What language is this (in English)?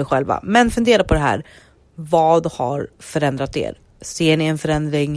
Swedish